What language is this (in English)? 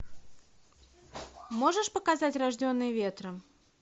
Russian